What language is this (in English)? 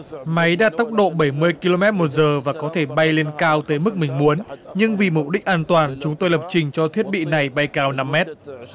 Vietnamese